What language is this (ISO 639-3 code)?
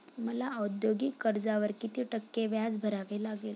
mar